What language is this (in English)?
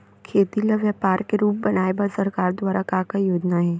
Chhattisgarhi